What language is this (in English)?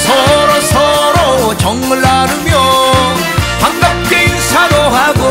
Korean